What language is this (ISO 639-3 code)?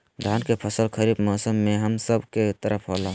mag